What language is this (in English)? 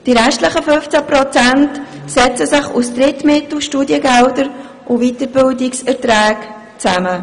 Swiss German